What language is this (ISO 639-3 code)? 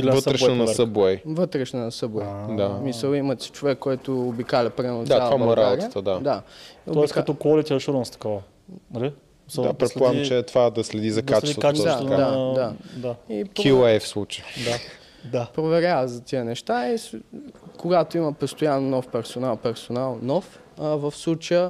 bul